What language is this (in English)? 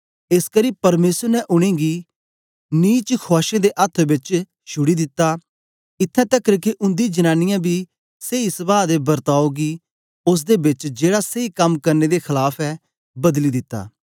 Dogri